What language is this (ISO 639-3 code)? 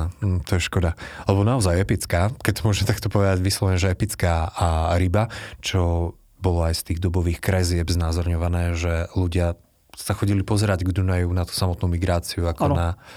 slk